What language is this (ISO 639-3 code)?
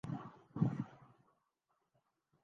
urd